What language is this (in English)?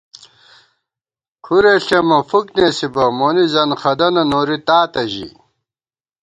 Gawar-Bati